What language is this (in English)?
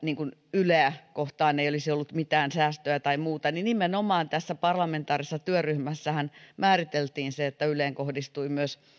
Finnish